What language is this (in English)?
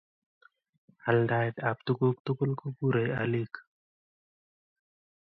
Kalenjin